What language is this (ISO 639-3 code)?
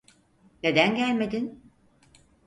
tur